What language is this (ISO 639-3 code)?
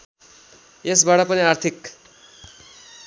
nep